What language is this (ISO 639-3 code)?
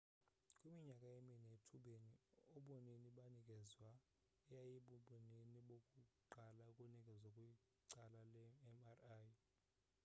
xho